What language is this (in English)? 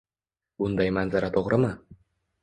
Uzbek